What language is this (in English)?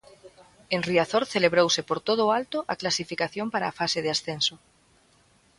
Galician